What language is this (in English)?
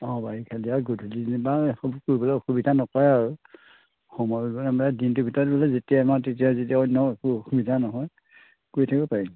Assamese